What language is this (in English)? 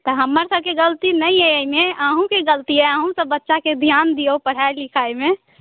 Maithili